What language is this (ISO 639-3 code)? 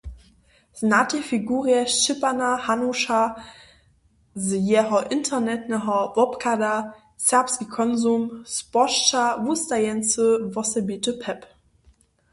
hsb